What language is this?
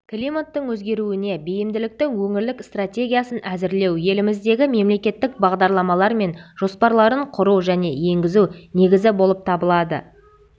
Kazakh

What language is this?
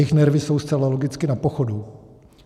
Czech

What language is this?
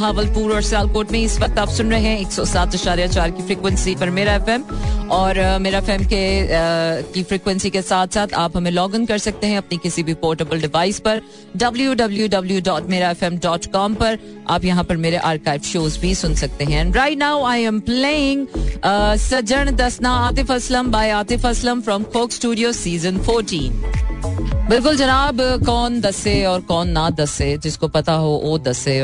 Hindi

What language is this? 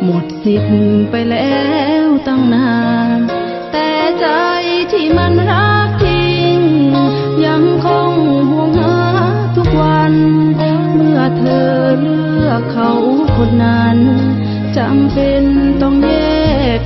Thai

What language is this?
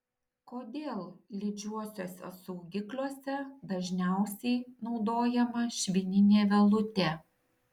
Lithuanian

